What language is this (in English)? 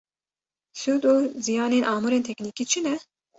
Kurdish